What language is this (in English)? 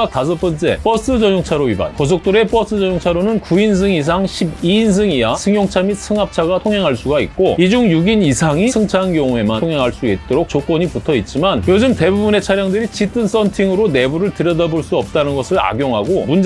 Korean